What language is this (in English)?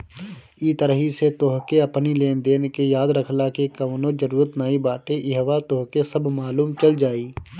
Bhojpuri